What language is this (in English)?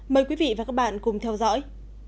Vietnamese